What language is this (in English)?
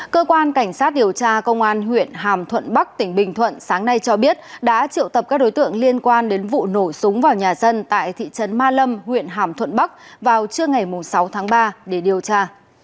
Vietnamese